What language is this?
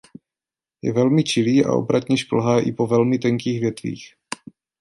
Czech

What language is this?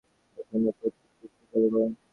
Bangla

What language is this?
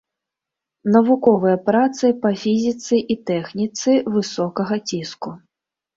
Belarusian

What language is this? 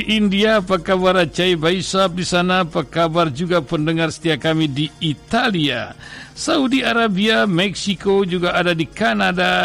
Indonesian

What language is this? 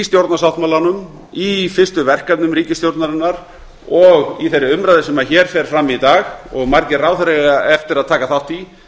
Icelandic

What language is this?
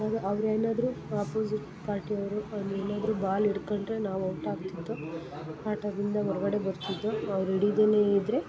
Kannada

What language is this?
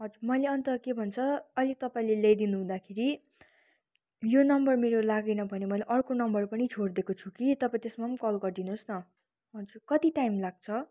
Nepali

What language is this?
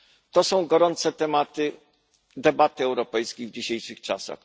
Polish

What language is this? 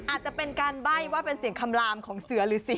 Thai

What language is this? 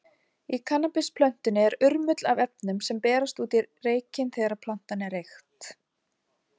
Icelandic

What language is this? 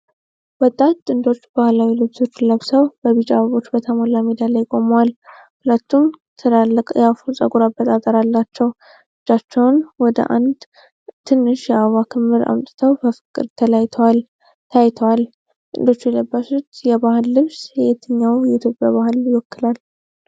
Amharic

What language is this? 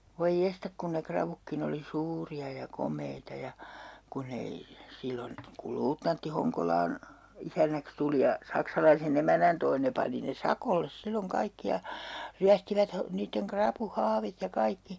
Finnish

